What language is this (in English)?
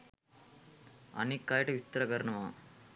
Sinhala